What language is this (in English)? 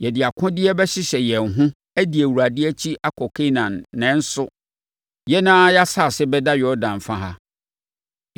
Akan